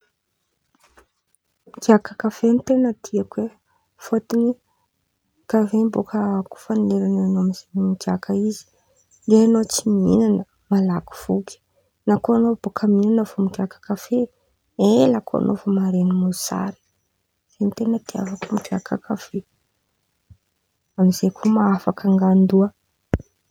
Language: Antankarana Malagasy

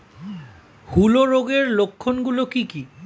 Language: Bangla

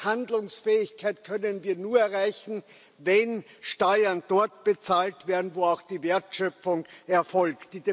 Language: German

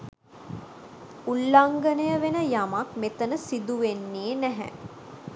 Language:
Sinhala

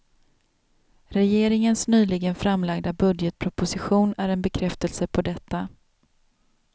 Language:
Swedish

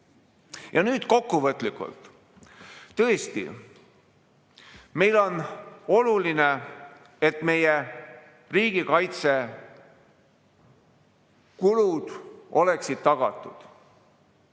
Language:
Estonian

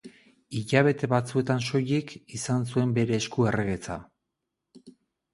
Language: Basque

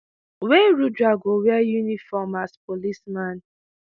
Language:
Nigerian Pidgin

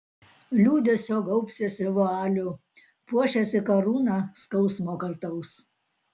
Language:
Lithuanian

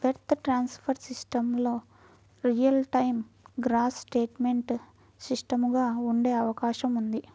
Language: Telugu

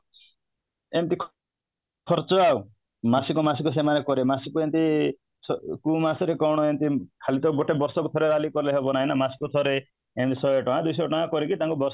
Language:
Odia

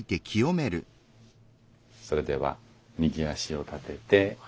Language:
Japanese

